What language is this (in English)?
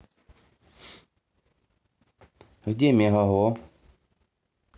Russian